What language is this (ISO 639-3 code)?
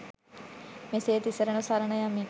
sin